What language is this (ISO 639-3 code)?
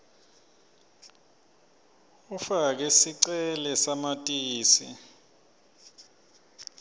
ssw